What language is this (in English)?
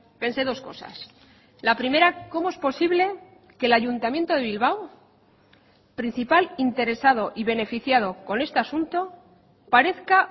Spanish